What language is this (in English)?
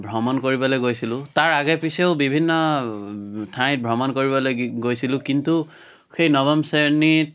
Assamese